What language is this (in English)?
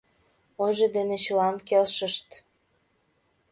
Mari